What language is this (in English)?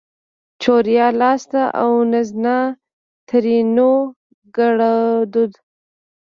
Pashto